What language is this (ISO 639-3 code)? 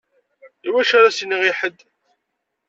kab